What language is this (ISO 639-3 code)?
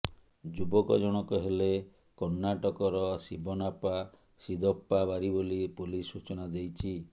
ori